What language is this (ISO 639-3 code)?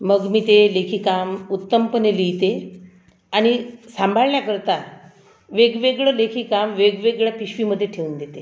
mar